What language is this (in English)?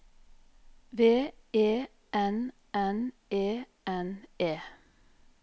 Norwegian